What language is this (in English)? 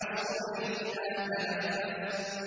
Arabic